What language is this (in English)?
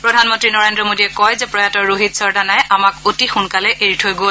Assamese